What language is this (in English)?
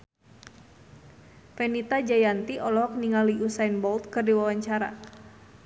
Sundanese